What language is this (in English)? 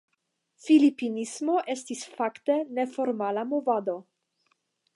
Esperanto